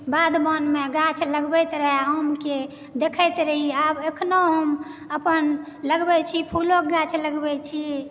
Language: Maithili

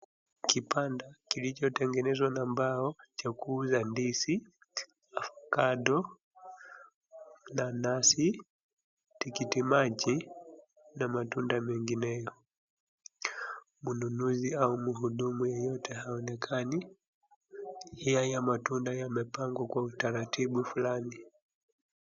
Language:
Swahili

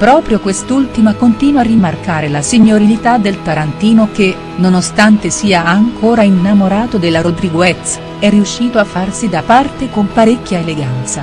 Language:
Italian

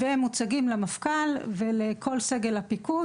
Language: Hebrew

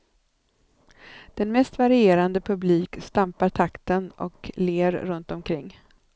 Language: Swedish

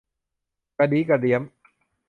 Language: Thai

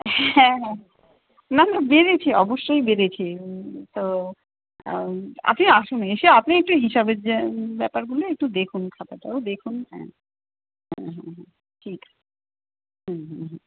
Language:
Bangla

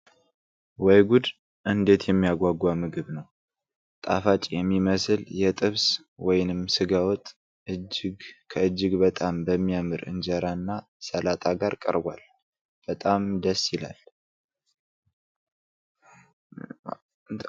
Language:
Amharic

